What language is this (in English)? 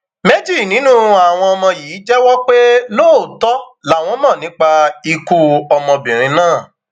Yoruba